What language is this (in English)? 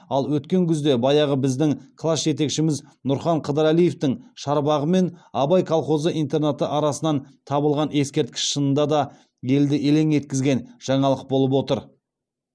Kazakh